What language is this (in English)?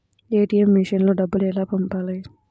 Telugu